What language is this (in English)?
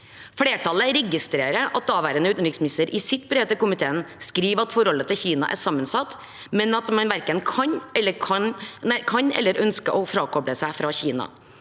Norwegian